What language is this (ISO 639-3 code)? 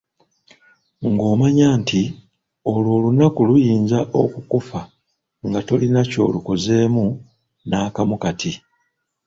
lug